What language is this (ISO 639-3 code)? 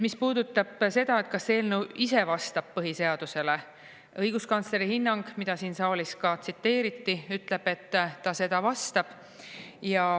est